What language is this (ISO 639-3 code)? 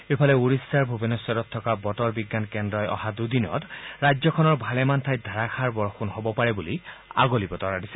asm